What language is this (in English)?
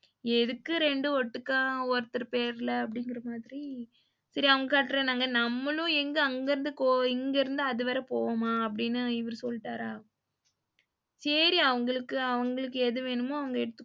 Tamil